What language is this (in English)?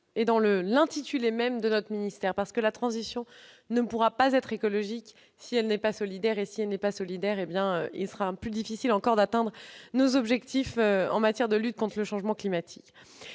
French